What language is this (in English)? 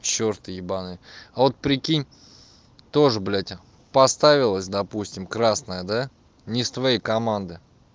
Russian